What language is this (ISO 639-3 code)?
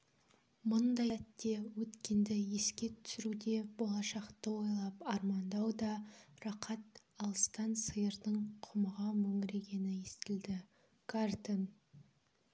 kaz